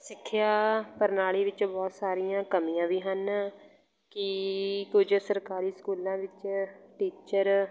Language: Punjabi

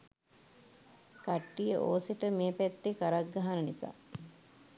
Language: Sinhala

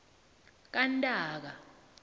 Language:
South Ndebele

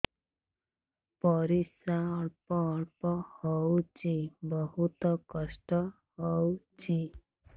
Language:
Odia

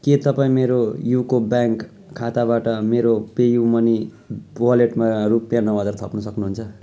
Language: Nepali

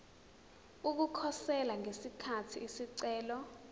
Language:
Zulu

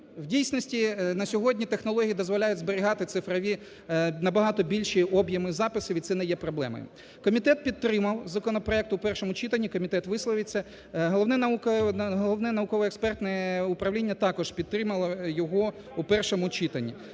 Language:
Ukrainian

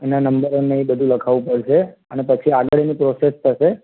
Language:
Gujarati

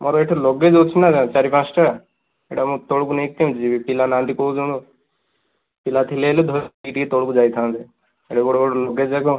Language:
Odia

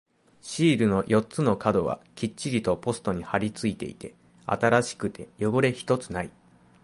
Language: Japanese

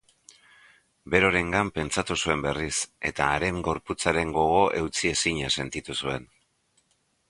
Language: Basque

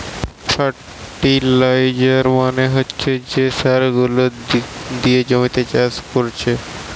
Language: Bangla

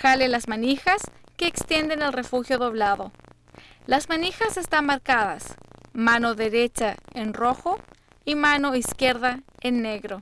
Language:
Spanish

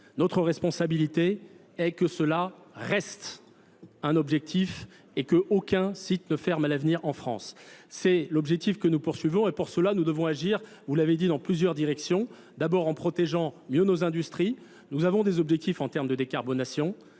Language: French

